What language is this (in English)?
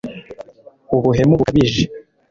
Kinyarwanda